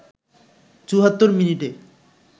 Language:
Bangla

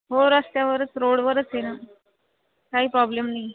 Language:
Marathi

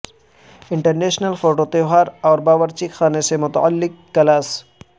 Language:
Urdu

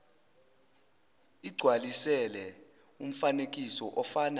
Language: Zulu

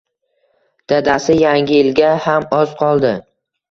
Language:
Uzbek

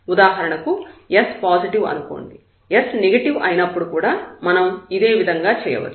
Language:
Telugu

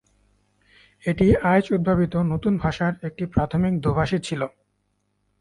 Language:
Bangla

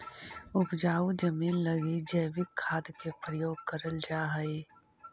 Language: Magahi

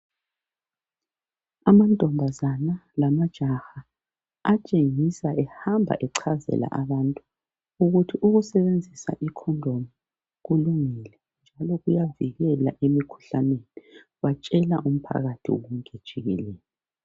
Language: North Ndebele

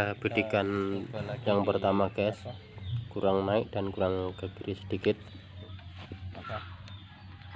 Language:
Indonesian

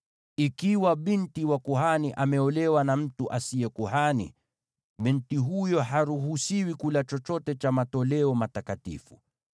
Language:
Swahili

